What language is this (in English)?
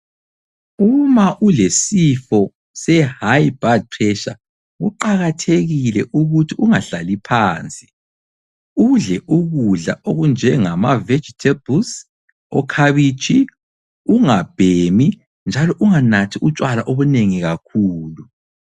North Ndebele